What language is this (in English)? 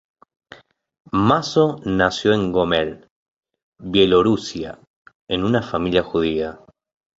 Spanish